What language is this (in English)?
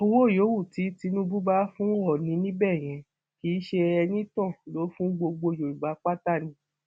Yoruba